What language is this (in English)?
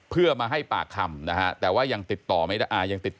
Thai